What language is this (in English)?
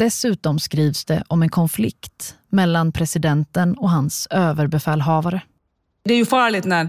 Swedish